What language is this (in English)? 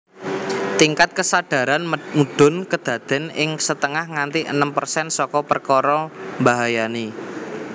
Javanese